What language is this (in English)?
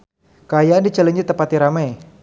Sundanese